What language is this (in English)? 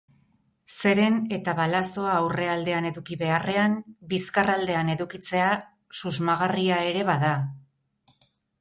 Basque